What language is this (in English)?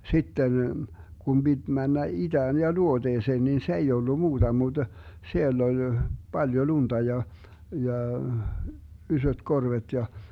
Finnish